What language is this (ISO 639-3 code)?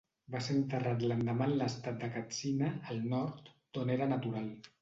cat